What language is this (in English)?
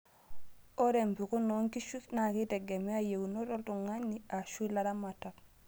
Masai